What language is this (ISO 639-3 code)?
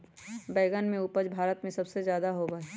mag